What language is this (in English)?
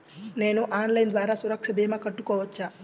Telugu